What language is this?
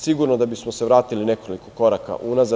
Serbian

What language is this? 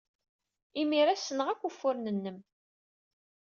Kabyle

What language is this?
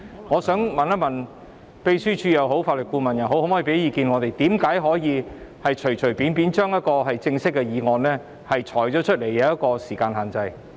Cantonese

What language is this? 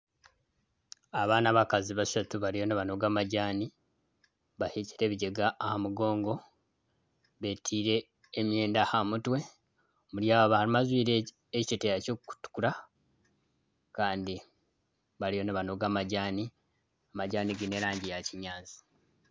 Nyankole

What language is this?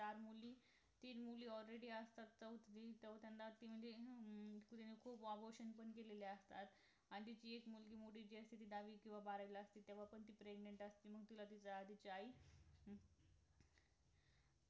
Marathi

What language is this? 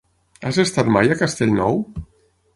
Catalan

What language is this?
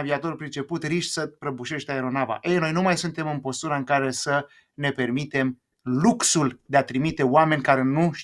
Romanian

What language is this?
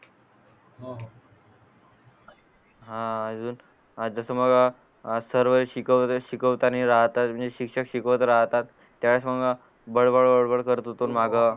Marathi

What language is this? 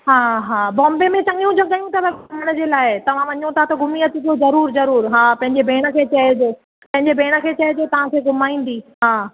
Sindhi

